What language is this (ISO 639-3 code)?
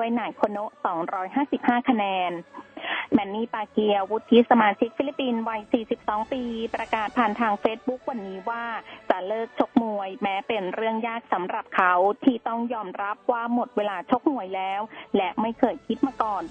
tha